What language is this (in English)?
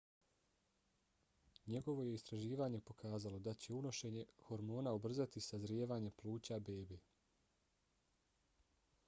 Bosnian